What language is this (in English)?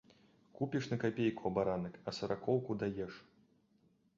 Belarusian